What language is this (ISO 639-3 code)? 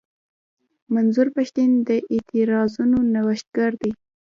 pus